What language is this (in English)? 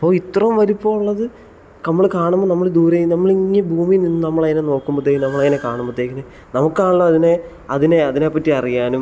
Malayalam